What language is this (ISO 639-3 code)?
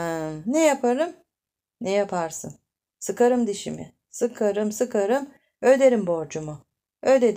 tur